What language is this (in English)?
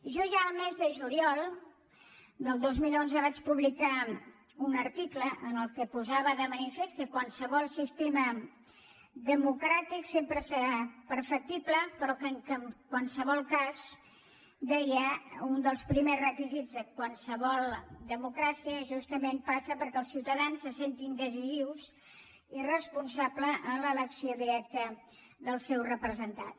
Catalan